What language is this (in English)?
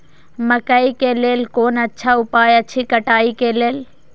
Maithili